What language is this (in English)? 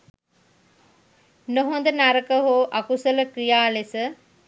Sinhala